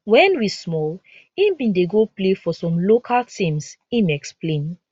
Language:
Nigerian Pidgin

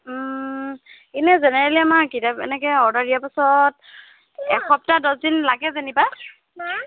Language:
Assamese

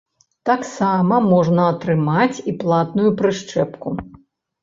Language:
Belarusian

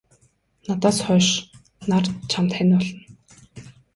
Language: Mongolian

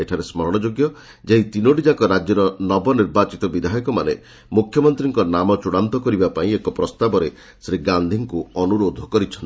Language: Odia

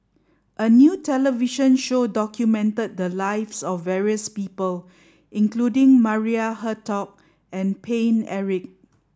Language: English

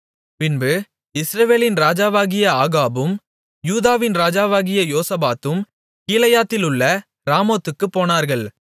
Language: Tamil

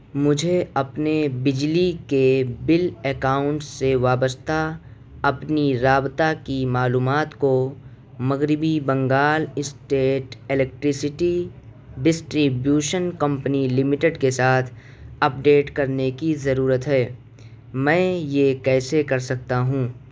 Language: Urdu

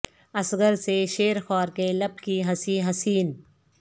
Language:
Urdu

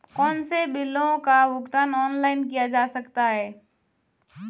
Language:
Hindi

